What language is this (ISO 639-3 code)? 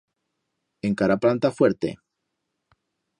arg